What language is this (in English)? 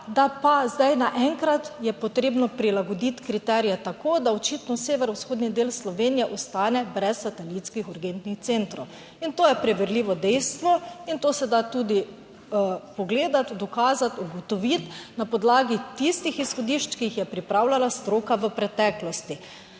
Slovenian